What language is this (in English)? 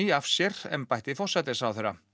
Icelandic